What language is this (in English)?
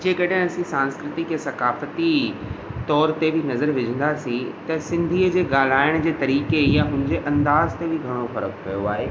Sindhi